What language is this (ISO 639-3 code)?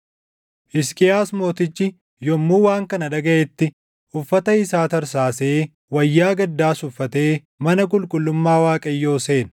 orm